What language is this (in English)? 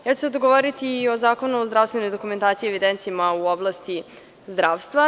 Serbian